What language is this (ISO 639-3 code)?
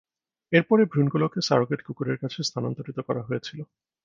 ben